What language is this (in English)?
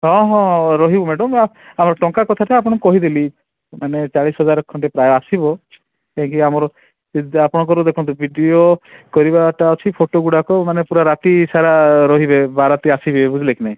Odia